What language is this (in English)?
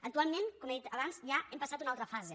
Catalan